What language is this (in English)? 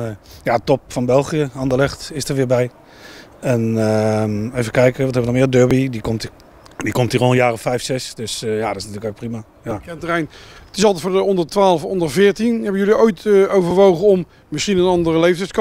Dutch